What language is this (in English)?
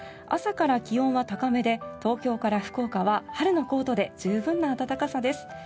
Japanese